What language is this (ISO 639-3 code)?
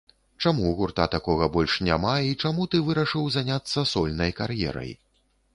bel